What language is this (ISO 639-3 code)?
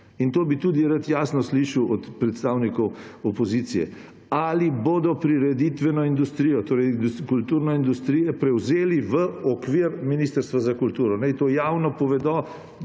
slv